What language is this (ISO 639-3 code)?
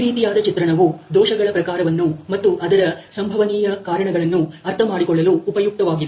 kan